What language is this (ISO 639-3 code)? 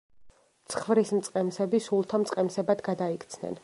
kat